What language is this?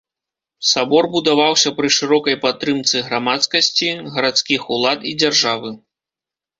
Belarusian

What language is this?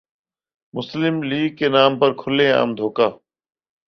Urdu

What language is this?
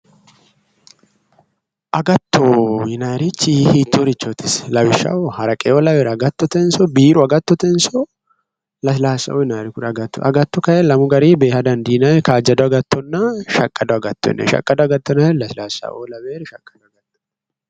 Sidamo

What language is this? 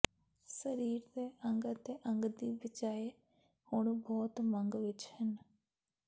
Punjabi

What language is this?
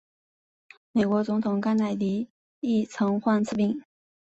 Chinese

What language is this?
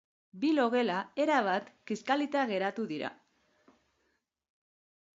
Basque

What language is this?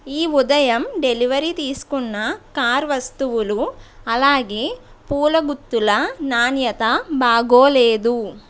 Telugu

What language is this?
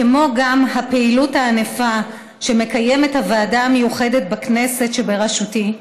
Hebrew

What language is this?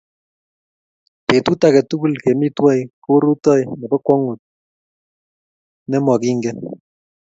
Kalenjin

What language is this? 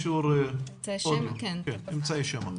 Hebrew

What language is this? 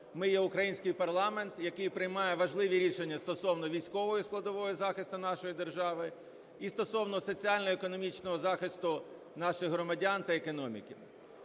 Ukrainian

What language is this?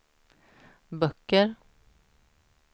Swedish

